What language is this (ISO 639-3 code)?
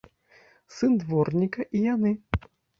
bel